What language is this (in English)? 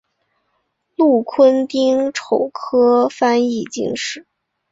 Chinese